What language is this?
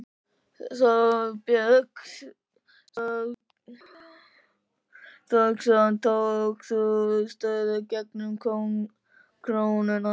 Icelandic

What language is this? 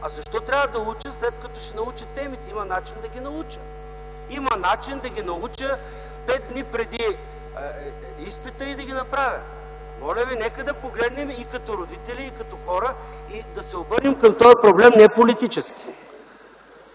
Bulgarian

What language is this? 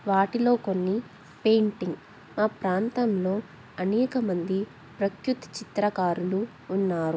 Telugu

